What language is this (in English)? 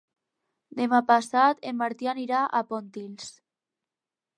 Catalan